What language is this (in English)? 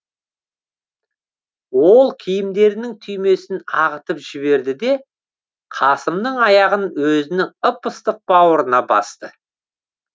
Kazakh